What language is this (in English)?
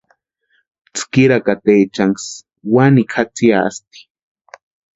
Western Highland Purepecha